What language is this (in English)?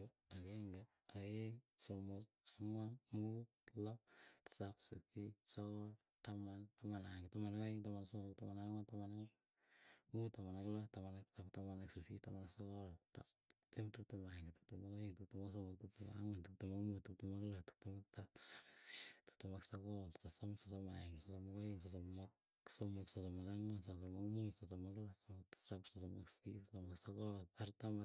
Keiyo